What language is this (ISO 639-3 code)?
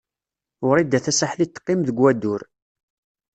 kab